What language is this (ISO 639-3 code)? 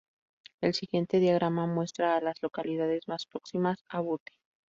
spa